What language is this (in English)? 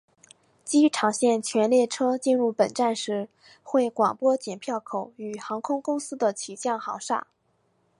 Chinese